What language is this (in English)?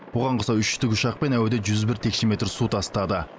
Kazakh